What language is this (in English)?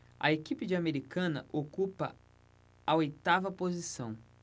Portuguese